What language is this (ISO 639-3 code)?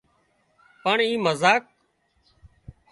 kxp